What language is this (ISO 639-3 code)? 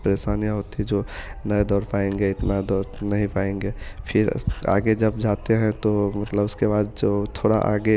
hin